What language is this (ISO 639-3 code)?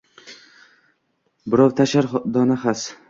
uzb